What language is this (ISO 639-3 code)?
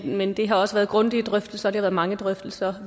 dan